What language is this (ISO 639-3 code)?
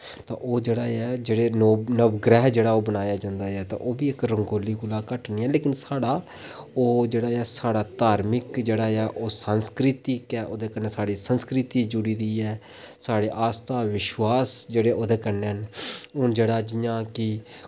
doi